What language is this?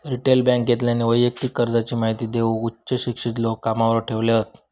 Marathi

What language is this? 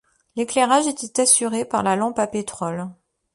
French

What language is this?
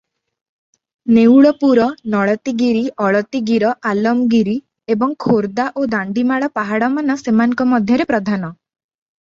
Odia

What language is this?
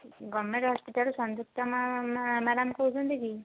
Odia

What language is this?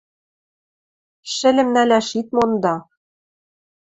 Western Mari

